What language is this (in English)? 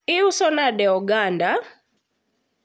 Luo (Kenya and Tanzania)